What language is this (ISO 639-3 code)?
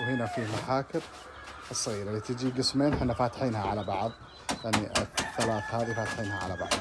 ara